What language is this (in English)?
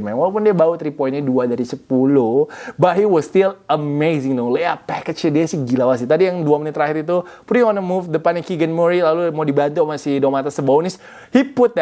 Indonesian